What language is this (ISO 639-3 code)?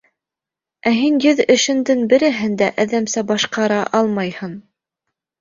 bak